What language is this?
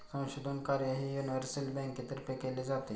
Marathi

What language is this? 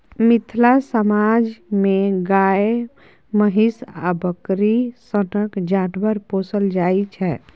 Maithili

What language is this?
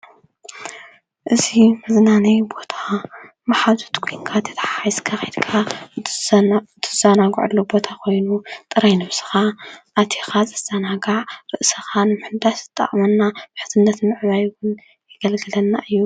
Tigrinya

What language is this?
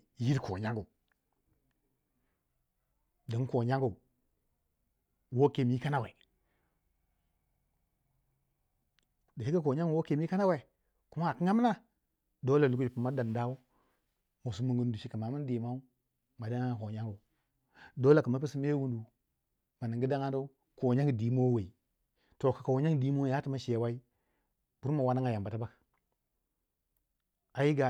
Waja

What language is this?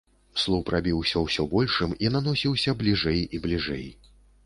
Belarusian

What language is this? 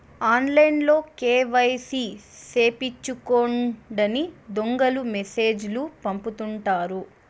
Telugu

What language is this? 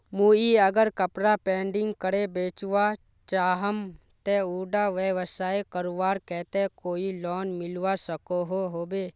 Magahi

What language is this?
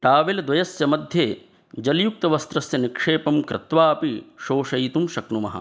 Sanskrit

